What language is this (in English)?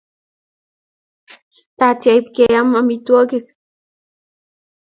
Kalenjin